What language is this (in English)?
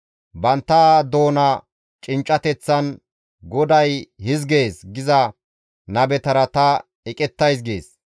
Gamo